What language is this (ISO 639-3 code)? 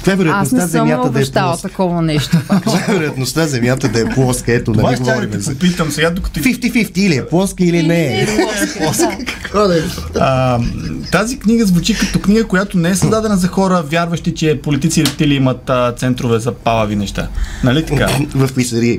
bul